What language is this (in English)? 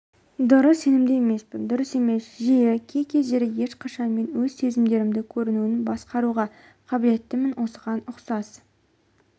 Kazakh